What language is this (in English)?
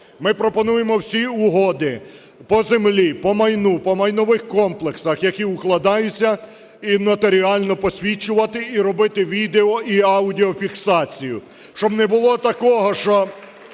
Ukrainian